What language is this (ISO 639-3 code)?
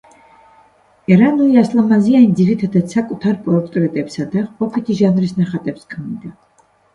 kat